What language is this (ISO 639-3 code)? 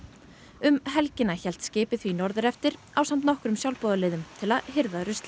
isl